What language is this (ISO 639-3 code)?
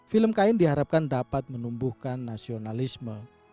ind